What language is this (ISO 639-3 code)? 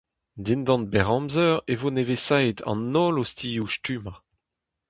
bre